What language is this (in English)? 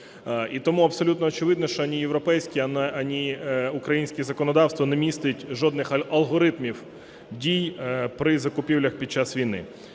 Ukrainian